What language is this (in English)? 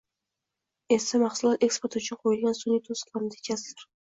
Uzbek